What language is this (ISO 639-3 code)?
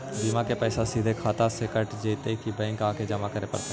mag